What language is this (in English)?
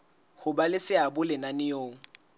Southern Sotho